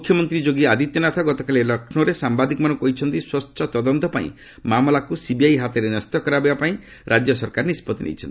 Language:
Odia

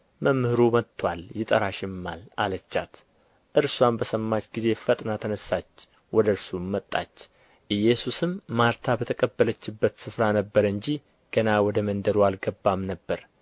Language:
Amharic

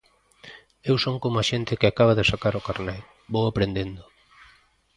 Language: Galician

